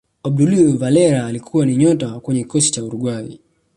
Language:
Swahili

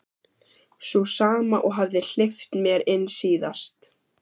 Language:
Icelandic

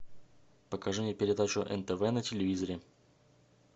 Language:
Russian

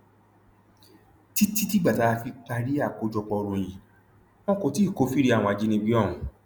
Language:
Yoruba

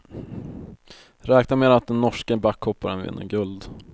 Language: Swedish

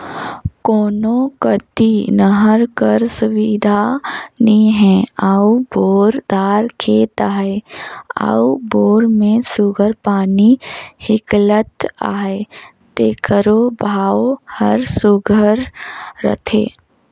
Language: Chhattisgarhi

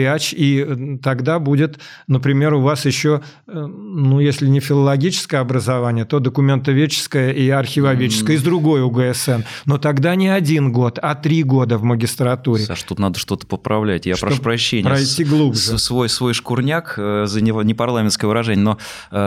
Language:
Russian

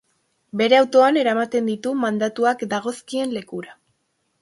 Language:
Basque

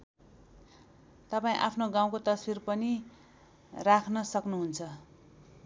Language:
Nepali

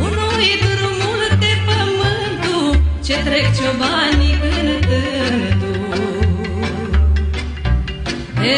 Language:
Romanian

